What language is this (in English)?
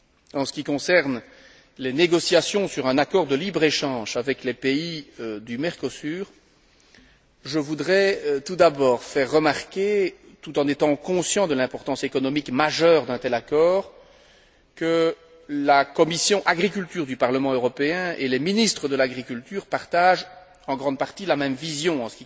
French